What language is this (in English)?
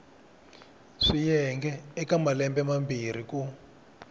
Tsonga